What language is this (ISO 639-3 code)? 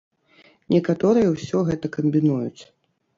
bel